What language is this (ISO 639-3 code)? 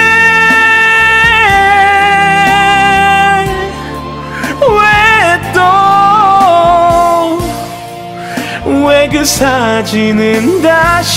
kor